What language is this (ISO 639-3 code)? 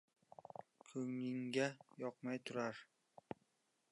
uzb